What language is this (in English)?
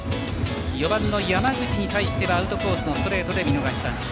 Japanese